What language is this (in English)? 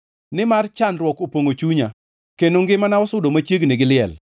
Luo (Kenya and Tanzania)